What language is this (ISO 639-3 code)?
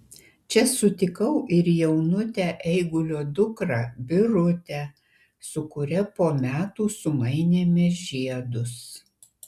lit